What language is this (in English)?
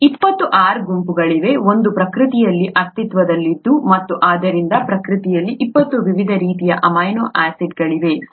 Kannada